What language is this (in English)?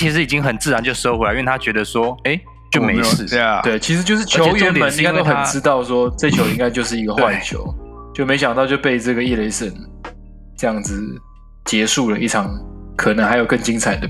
Chinese